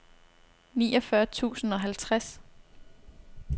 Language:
Danish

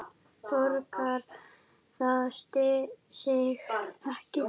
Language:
Icelandic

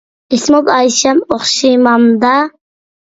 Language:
Uyghur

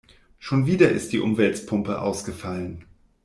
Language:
German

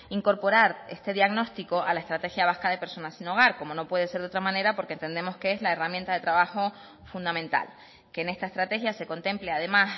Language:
Spanish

